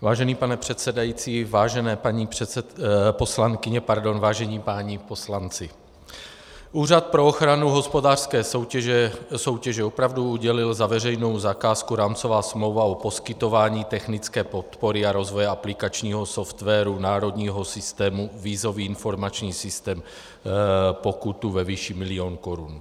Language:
Czech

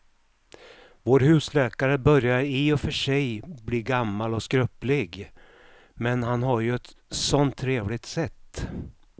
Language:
Swedish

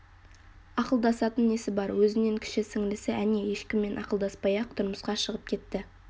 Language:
Kazakh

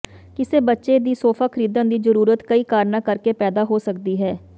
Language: Punjabi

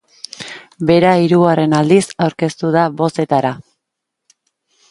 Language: Basque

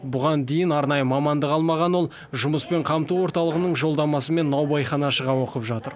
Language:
Kazakh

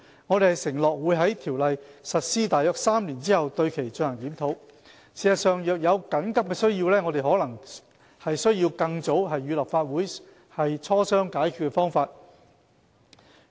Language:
Cantonese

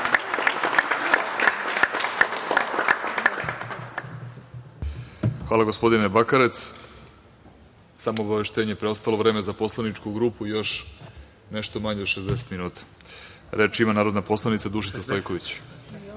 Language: Serbian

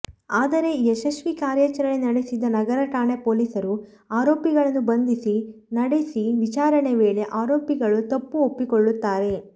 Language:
Kannada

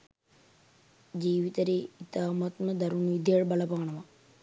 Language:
Sinhala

